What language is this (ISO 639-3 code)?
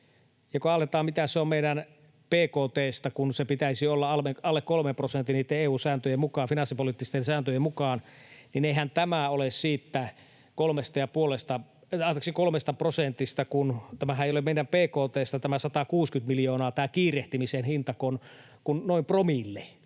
fin